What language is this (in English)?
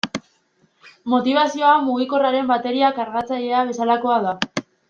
Basque